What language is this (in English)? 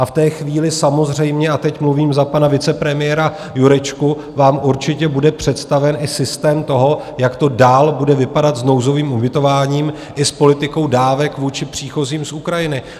Czech